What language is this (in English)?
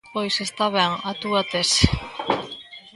Galician